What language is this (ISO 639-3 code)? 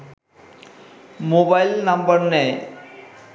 ben